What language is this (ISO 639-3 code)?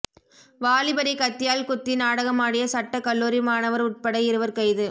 tam